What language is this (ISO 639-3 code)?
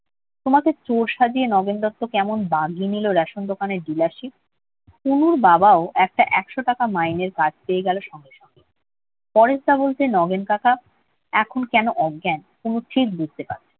ben